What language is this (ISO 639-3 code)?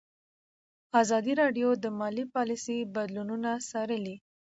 pus